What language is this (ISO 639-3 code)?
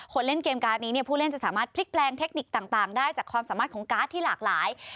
tha